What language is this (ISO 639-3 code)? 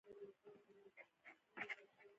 pus